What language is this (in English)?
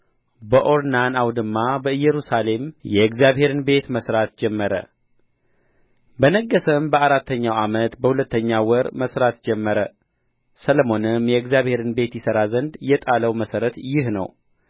Amharic